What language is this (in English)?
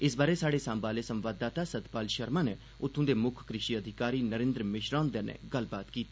Dogri